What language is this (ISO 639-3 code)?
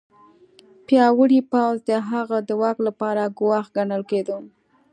pus